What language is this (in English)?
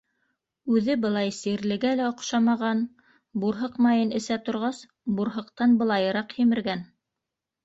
Bashkir